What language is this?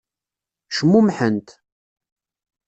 Kabyle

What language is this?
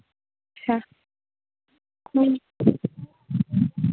Maithili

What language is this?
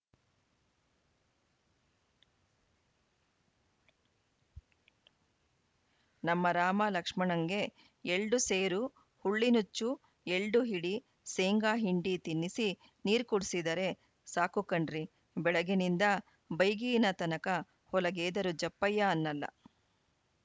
Kannada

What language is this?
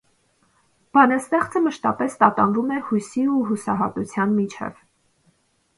Armenian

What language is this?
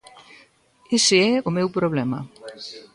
Galician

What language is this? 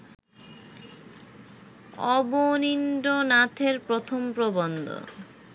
Bangla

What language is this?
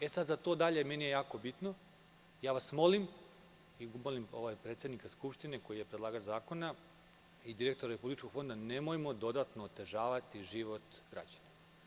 Serbian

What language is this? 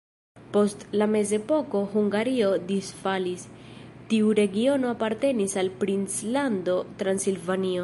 Esperanto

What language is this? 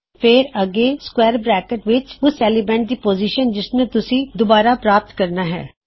Punjabi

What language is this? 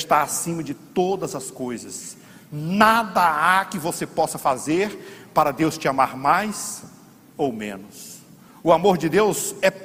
Portuguese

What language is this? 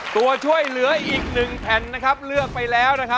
Thai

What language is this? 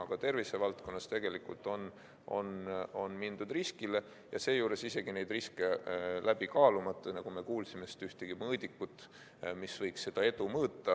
Estonian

